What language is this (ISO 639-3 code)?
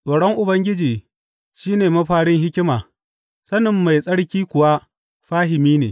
hau